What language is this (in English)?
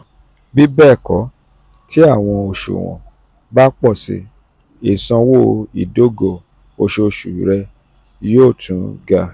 Yoruba